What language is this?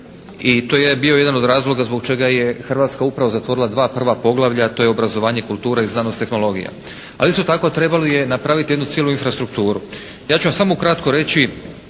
Croatian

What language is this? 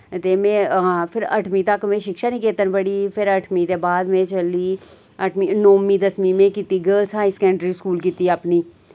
Dogri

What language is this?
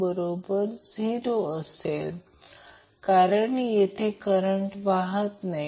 Marathi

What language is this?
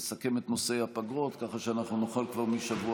Hebrew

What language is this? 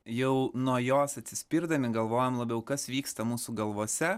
Lithuanian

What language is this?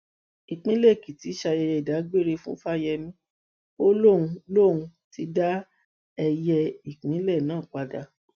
Yoruba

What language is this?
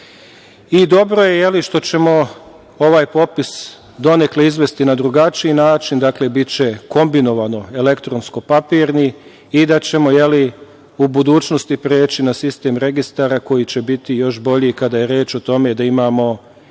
Serbian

